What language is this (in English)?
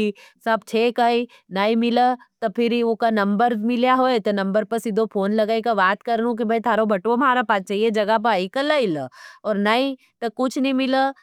Nimadi